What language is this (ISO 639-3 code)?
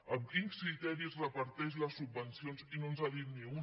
cat